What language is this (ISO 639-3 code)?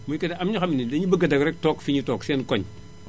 wol